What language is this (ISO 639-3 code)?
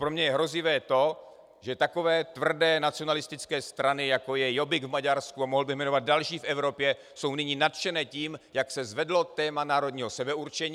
ces